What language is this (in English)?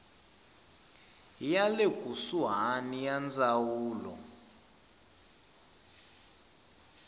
Tsonga